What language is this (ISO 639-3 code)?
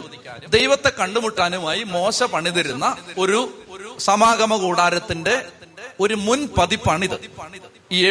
mal